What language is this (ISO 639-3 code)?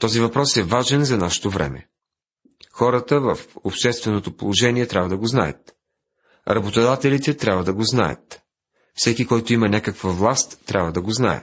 bul